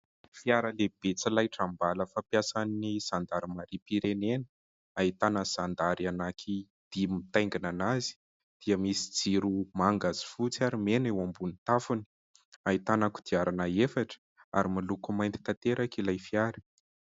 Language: Malagasy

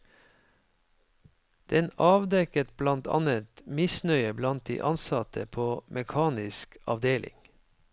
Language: Norwegian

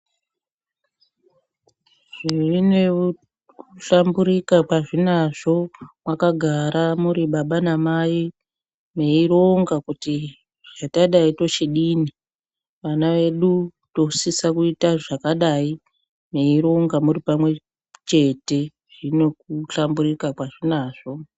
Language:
Ndau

